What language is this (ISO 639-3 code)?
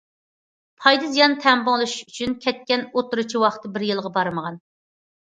uig